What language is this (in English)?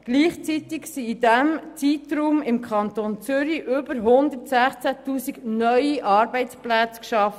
Swiss German